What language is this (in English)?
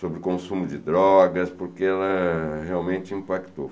Portuguese